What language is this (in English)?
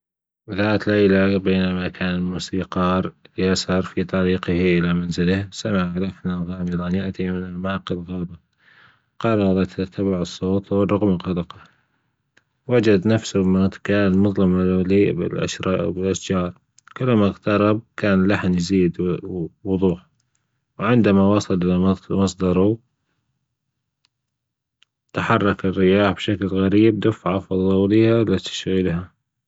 Gulf Arabic